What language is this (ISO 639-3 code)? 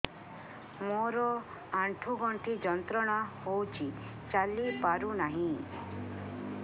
ori